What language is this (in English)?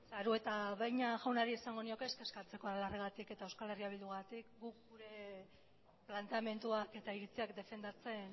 Basque